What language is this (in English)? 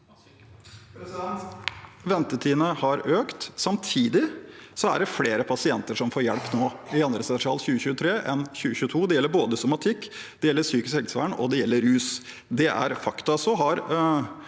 Norwegian